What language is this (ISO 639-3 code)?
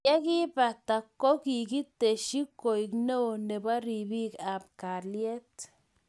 kln